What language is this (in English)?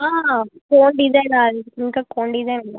Telugu